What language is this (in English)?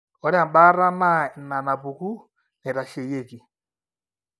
Masai